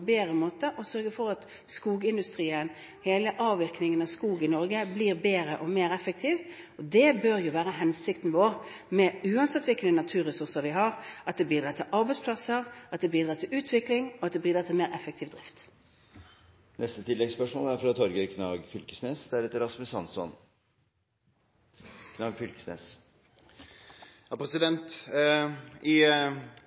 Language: Norwegian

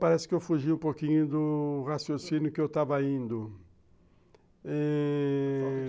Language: Portuguese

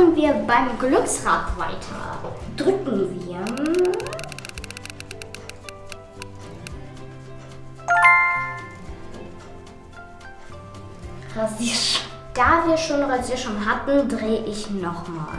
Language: German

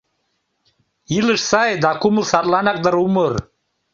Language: Mari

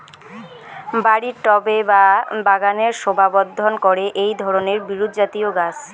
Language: Bangla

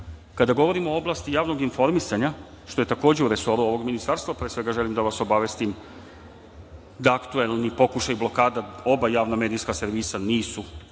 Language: Serbian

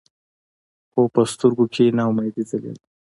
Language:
Pashto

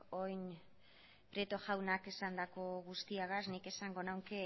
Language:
Basque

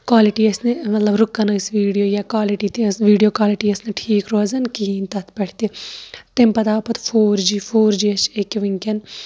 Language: Kashmiri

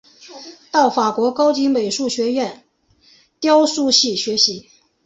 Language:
Chinese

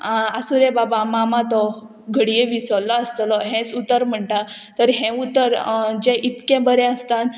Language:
Konkani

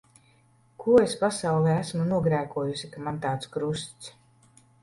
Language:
Latvian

